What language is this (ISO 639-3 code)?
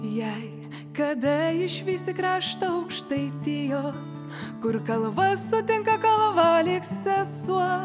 lit